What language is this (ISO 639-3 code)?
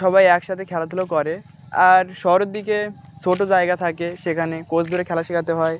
ben